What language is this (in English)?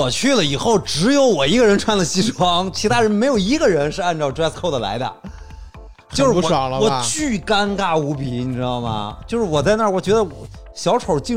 Chinese